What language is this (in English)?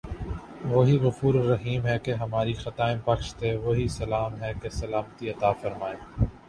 Urdu